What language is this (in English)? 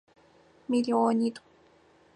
Adyghe